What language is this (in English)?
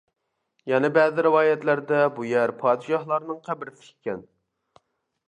Uyghur